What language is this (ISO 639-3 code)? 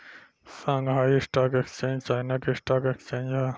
bho